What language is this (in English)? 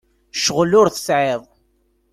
Kabyle